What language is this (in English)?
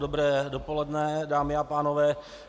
Czech